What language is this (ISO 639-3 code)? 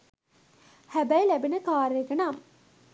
sin